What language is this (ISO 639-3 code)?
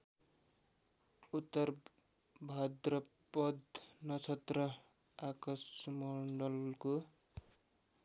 nep